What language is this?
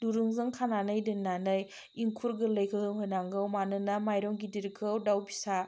Bodo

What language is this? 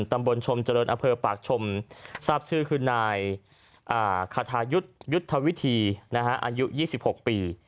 Thai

